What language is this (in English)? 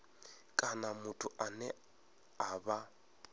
Venda